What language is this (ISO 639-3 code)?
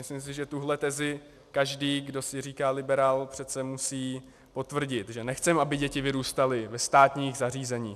ces